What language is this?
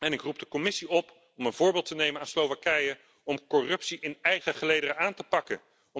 Dutch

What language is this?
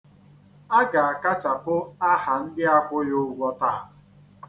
Igbo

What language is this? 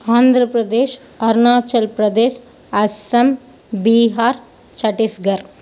Tamil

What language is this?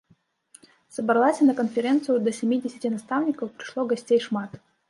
Belarusian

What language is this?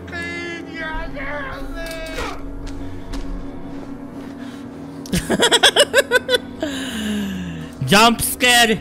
Polish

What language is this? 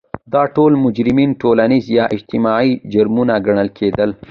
Pashto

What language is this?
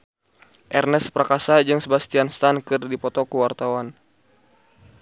Sundanese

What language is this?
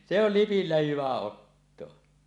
Finnish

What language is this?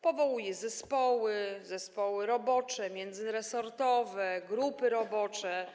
Polish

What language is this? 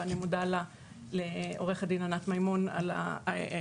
Hebrew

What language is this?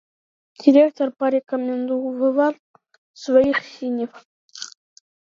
Ukrainian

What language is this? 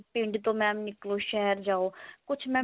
Punjabi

